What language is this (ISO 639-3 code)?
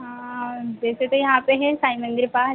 hin